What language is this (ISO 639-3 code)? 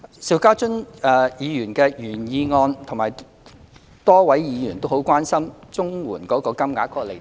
yue